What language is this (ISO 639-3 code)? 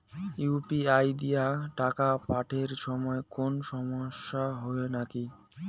ben